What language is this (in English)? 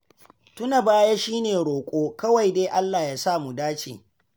Hausa